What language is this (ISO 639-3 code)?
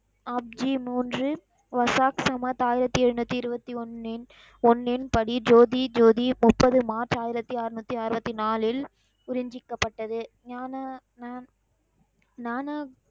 tam